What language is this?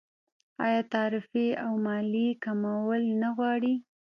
Pashto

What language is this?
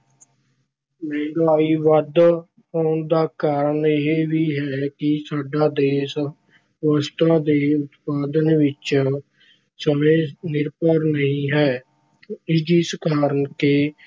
Punjabi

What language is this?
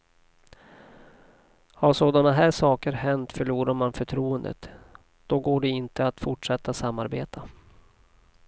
Swedish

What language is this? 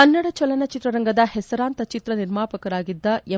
Kannada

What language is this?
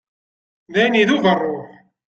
Kabyle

